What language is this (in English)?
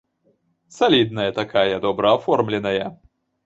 Belarusian